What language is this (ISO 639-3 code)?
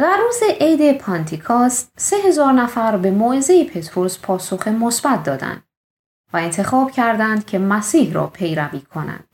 fas